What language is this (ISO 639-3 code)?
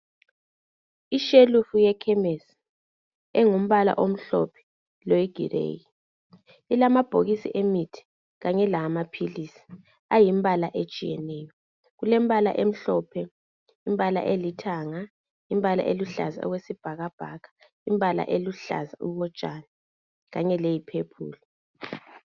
nde